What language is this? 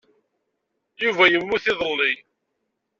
Kabyle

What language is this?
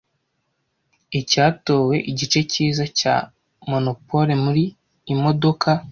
Kinyarwanda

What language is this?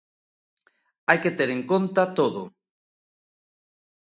Galician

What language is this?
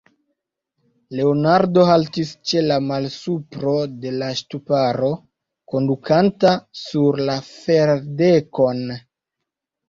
Esperanto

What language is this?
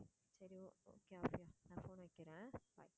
Tamil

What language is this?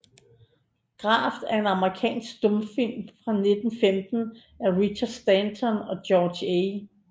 Danish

